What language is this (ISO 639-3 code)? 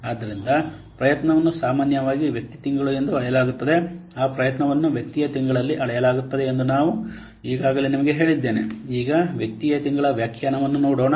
kan